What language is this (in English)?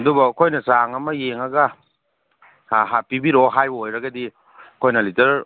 Manipuri